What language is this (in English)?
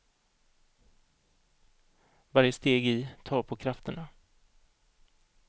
Swedish